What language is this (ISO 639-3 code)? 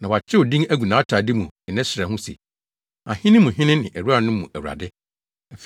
aka